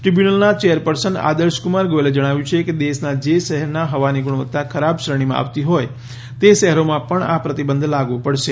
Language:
Gujarati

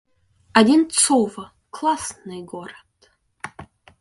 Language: Russian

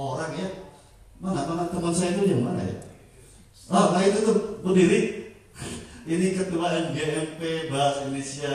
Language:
Indonesian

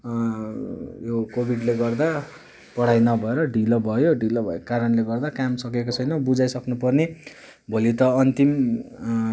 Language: Nepali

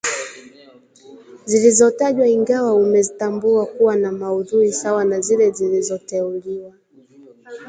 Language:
Swahili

